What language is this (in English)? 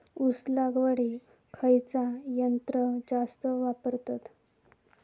Marathi